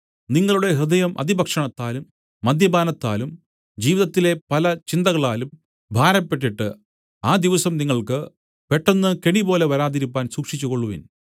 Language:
Malayalam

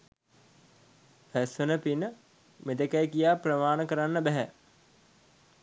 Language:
Sinhala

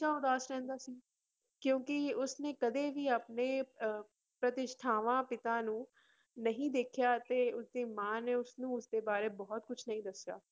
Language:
Punjabi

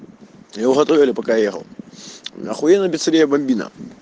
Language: Russian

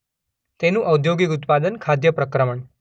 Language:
Gujarati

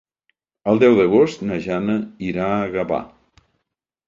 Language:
Catalan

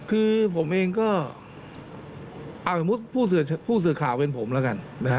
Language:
Thai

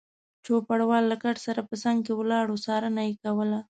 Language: Pashto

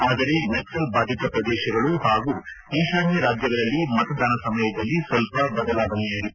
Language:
Kannada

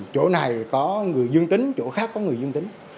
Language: Vietnamese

